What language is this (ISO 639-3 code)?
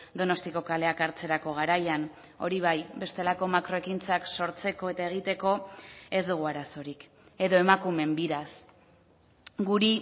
eus